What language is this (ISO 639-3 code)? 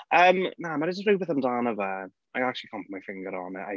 cym